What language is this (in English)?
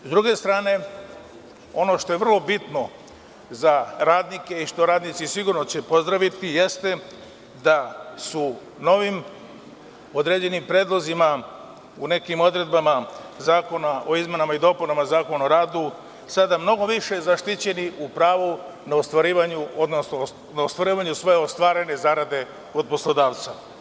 Serbian